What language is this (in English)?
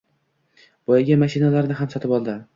Uzbek